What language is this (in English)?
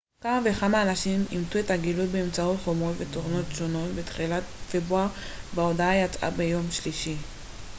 Hebrew